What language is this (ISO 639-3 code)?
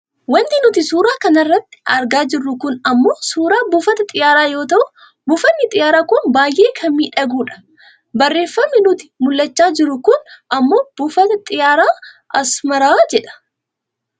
orm